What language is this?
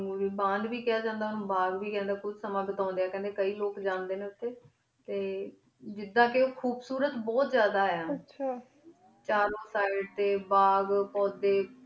Punjabi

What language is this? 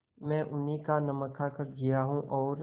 Hindi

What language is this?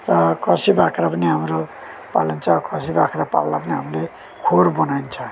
Nepali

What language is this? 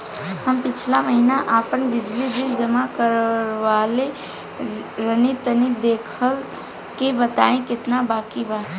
Bhojpuri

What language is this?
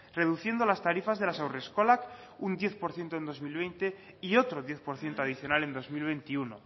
Spanish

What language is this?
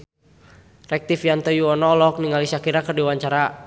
Sundanese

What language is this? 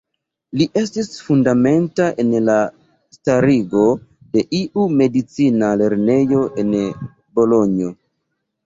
Esperanto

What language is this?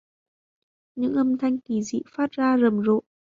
Vietnamese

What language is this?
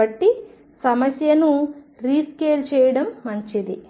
Telugu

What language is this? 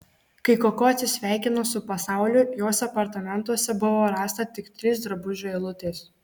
Lithuanian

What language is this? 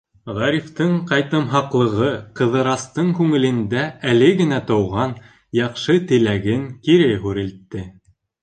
Bashkir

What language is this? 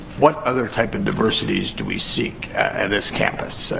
English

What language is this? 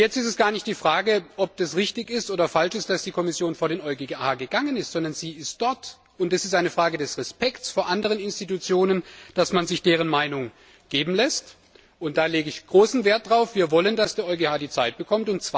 German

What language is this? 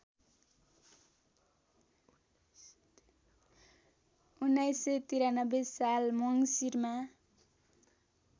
Nepali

